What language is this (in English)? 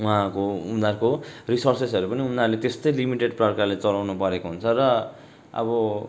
Nepali